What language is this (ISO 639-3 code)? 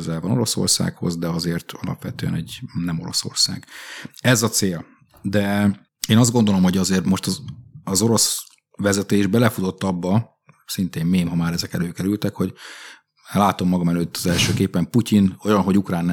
hun